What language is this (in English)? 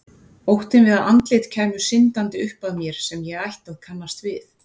Icelandic